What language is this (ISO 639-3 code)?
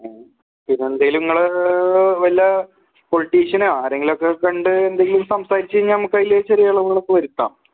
mal